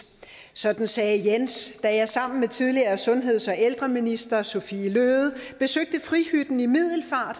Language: Danish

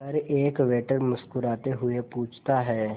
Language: Hindi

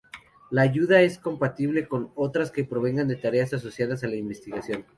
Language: Spanish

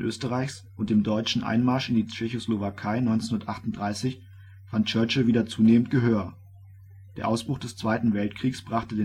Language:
German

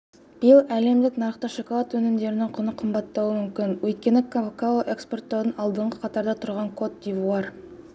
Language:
Kazakh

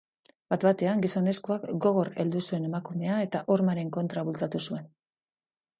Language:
Basque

